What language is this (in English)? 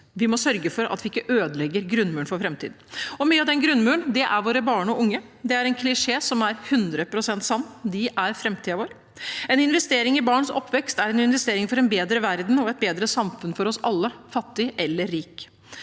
Norwegian